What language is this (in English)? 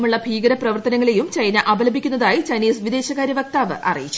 Malayalam